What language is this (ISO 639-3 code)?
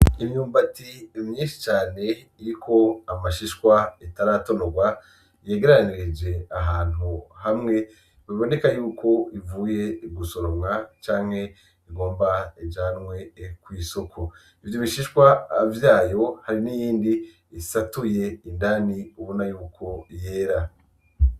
run